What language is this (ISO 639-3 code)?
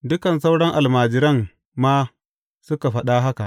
hau